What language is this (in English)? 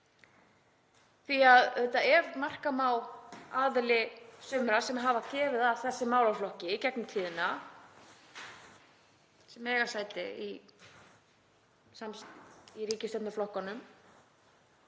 Icelandic